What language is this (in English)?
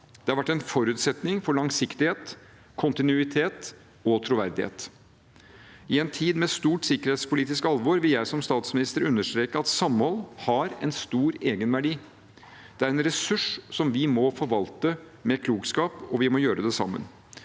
Norwegian